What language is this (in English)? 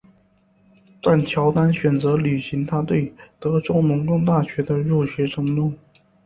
Chinese